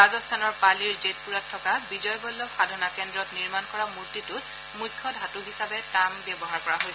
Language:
Assamese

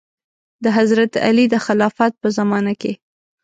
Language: Pashto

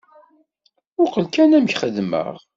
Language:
Kabyle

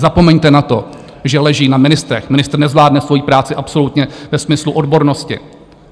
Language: Czech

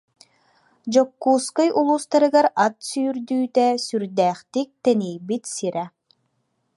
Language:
Yakut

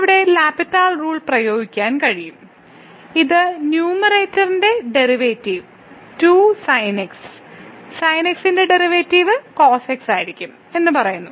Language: Malayalam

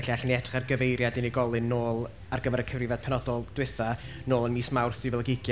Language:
Welsh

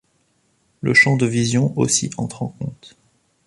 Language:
French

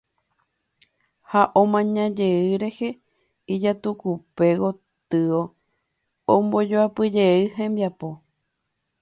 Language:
Guarani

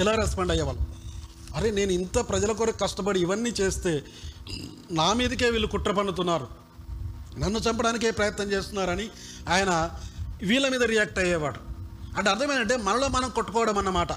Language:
Telugu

